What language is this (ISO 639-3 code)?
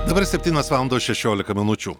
lit